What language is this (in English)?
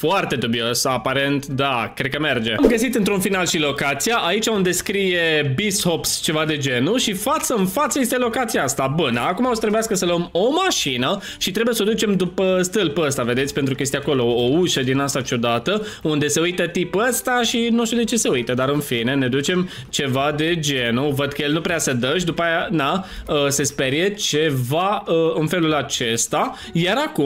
Romanian